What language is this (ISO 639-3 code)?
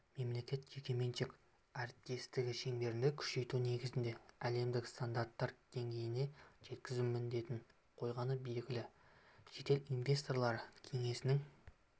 kaz